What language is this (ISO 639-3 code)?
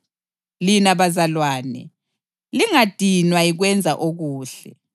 nde